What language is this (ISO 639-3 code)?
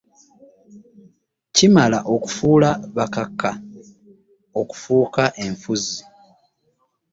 lug